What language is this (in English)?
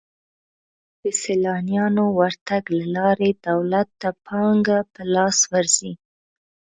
Pashto